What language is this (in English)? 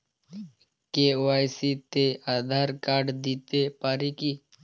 Bangla